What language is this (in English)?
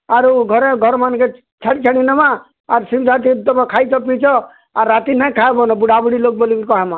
Odia